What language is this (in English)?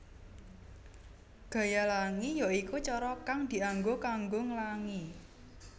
Javanese